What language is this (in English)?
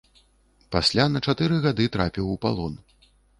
Belarusian